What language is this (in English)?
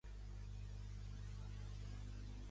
Catalan